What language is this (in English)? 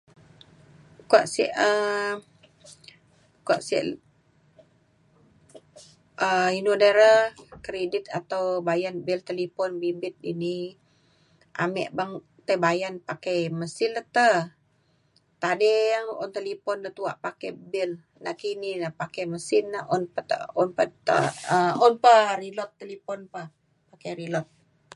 Mainstream Kenyah